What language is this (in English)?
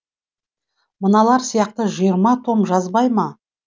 Kazakh